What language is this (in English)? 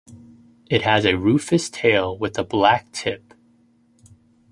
English